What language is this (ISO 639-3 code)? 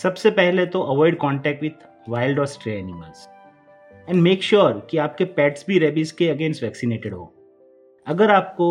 hin